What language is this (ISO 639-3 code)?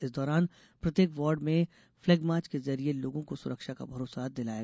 hin